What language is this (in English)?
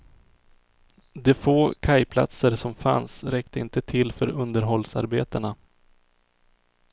Swedish